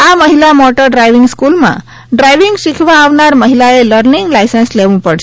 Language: Gujarati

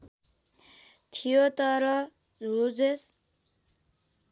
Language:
Nepali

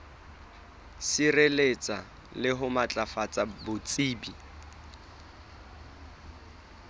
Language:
Southern Sotho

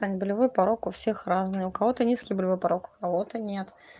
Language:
Russian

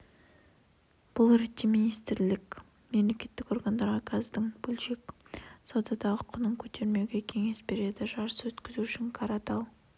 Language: Kazakh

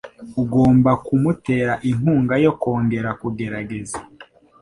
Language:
Kinyarwanda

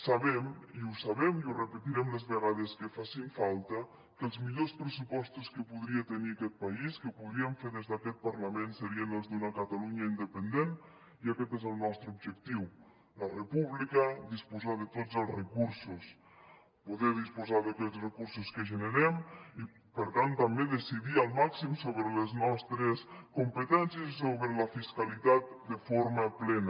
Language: Catalan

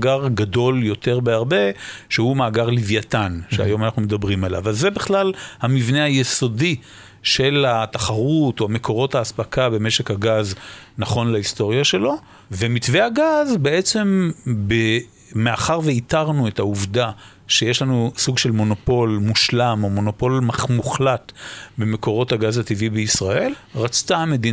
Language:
Hebrew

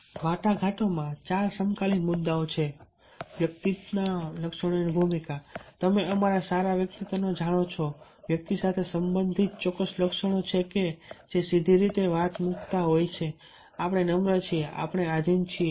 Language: Gujarati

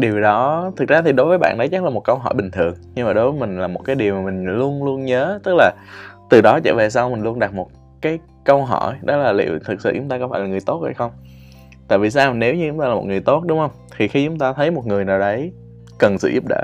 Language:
Vietnamese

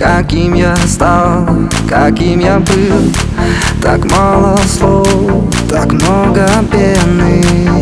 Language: Ukrainian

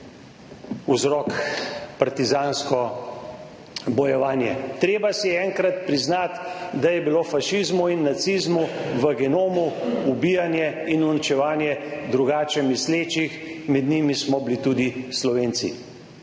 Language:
Slovenian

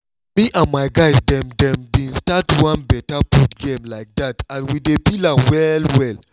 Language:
Nigerian Pidgin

